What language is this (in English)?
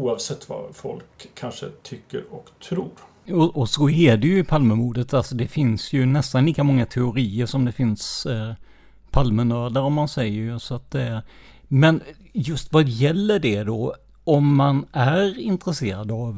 Swedish